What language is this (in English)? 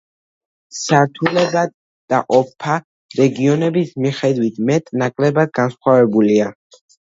Georgian